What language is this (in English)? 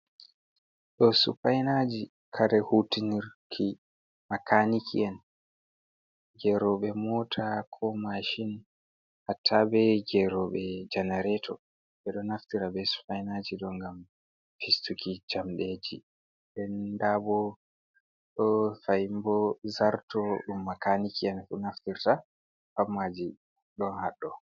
Fula